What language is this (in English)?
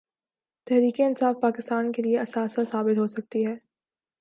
Urdu